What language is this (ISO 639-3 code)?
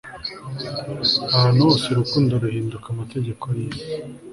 kin